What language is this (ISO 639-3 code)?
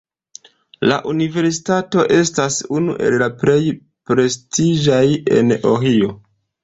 epo